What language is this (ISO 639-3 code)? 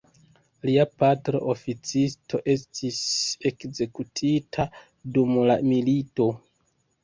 epo